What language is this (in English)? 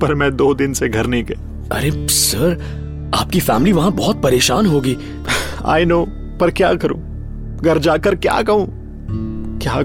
Hindi